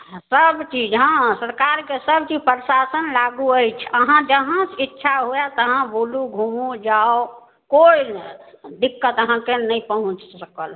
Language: Maithili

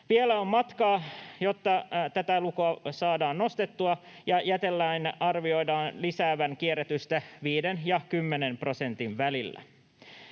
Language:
Finnish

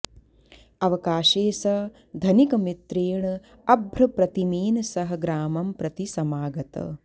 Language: Sanskrit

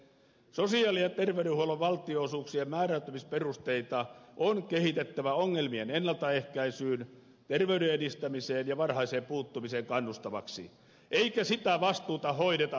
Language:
Finnish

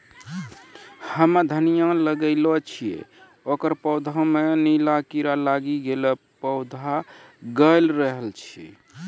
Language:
Maithili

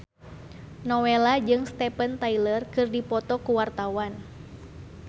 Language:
Sundanese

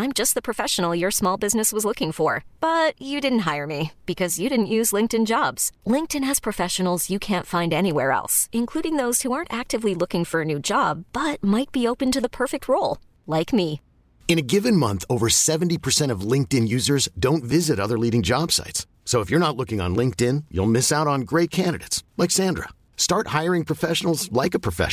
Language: Swedish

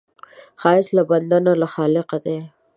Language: Pashto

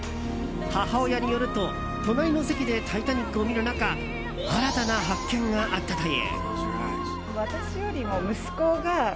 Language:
Japanese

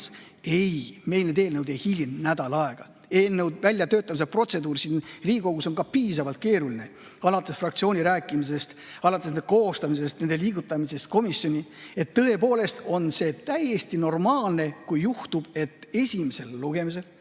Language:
Estonian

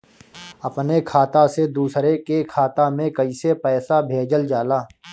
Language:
Bhojpuri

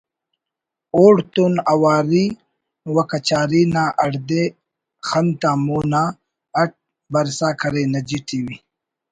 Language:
Brahui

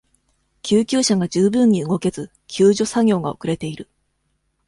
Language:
Japanese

